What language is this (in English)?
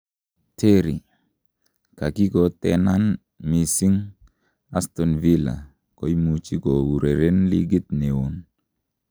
Kalenjin